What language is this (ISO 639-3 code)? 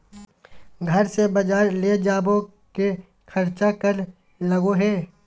mag